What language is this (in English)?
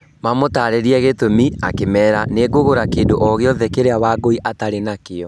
Kikuyu